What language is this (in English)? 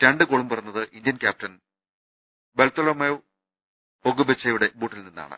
Malayalam